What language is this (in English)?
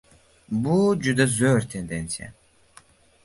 Uzbek